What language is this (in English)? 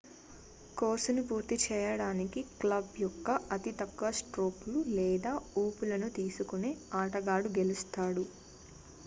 Telugu